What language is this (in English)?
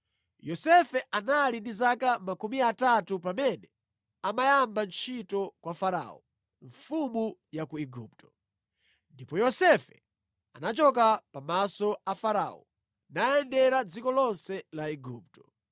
Nyanja